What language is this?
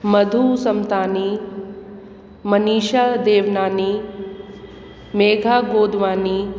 Sindhi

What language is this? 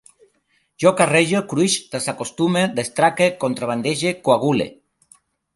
Catalan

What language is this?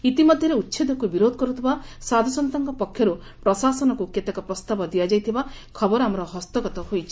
Odia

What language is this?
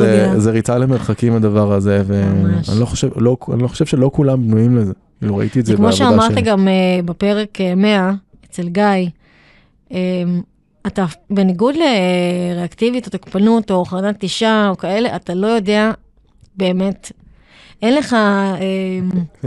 Hebrew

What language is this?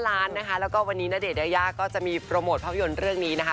Thai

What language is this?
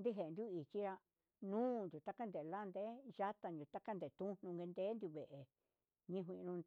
Huitepec Mixtec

